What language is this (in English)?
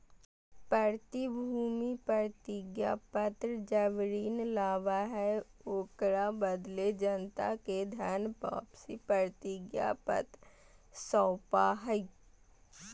Magahi